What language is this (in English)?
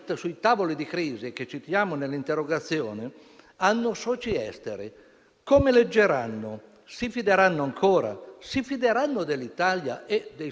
Italian